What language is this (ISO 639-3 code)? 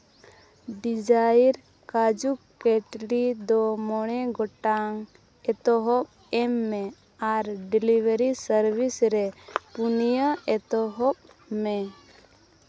sat